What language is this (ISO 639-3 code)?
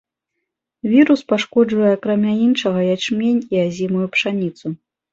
bel